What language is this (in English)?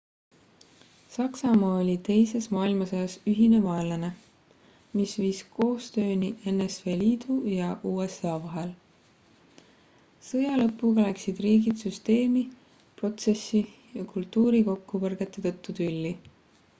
Estonian